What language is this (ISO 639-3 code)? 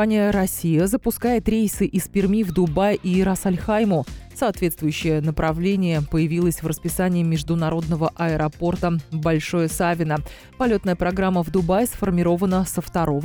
rus